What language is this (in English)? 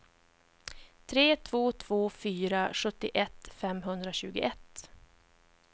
Swedish